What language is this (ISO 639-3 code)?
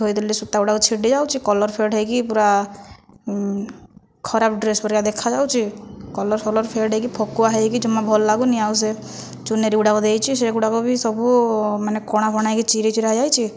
ori